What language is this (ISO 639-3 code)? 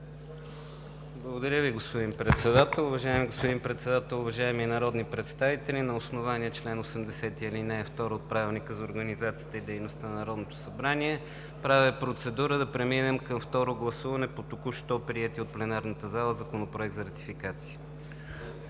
bul